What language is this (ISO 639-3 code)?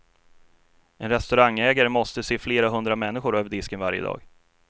swe